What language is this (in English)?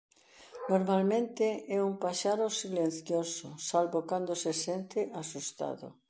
Galician